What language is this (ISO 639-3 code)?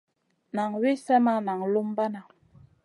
mcn